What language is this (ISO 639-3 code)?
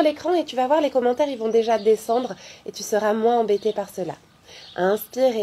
fra